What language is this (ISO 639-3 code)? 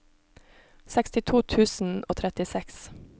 nor